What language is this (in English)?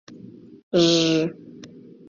Mari